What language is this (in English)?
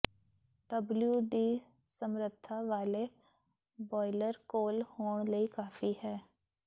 Punjabi